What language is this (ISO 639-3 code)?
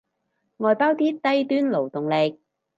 yue